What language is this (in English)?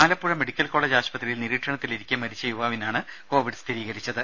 Malayalam